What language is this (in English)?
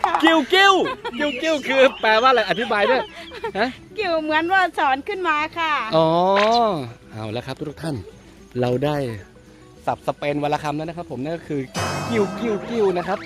Thai